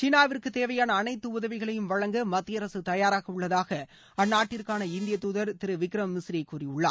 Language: Tamil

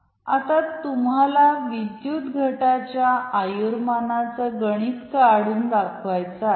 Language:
Marathi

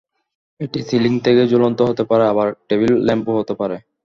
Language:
Bangla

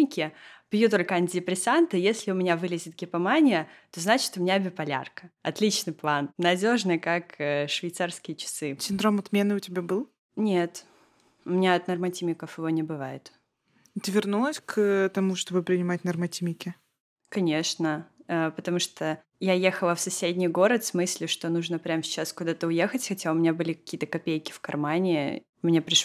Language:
Russian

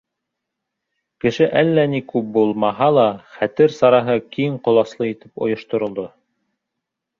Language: Bashkir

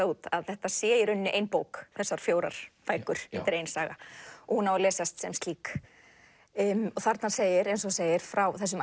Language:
Icelandic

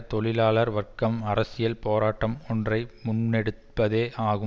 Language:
Tamil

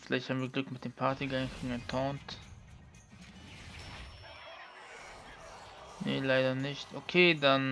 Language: German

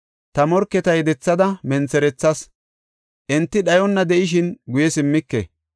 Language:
Gofa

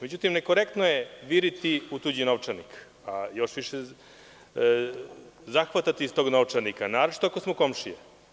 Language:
Serbian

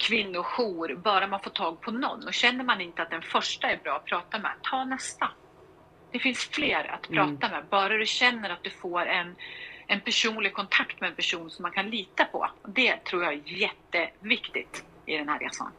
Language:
Swedish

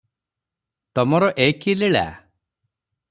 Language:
Odia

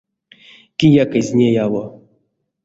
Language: Erzya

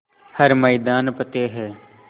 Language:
Hindi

